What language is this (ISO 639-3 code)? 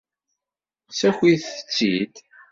kab